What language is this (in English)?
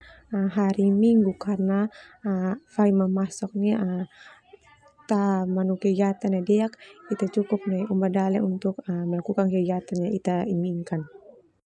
Termanu